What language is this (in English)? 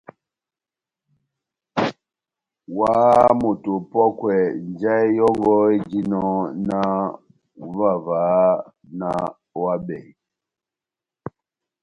Batanga